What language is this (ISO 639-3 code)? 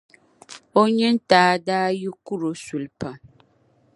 dag